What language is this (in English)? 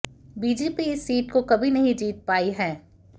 Hindi